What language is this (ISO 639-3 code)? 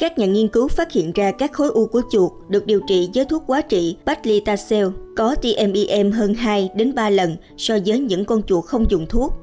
vie